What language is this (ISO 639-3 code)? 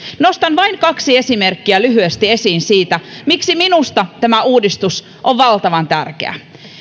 fin